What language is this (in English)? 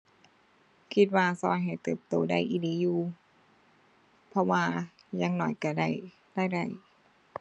Thai